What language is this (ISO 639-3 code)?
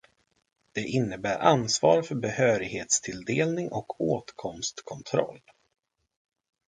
swe